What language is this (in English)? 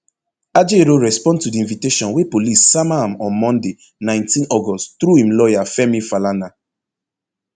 Nigerian Pidgin